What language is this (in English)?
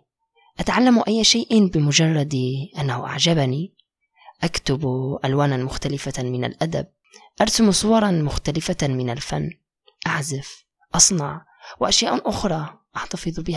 Arabic